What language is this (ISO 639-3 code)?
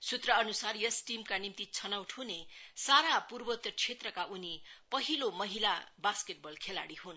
nep